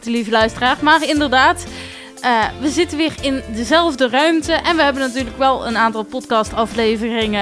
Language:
Dutch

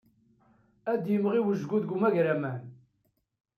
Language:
Kabyle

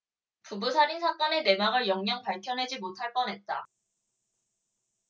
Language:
Korean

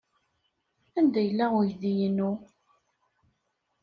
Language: Kabyle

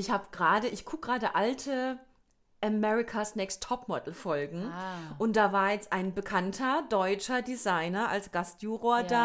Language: German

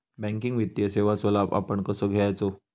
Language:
Marathi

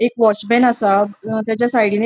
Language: Konkani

